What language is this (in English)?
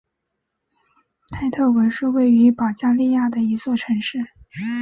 Chinese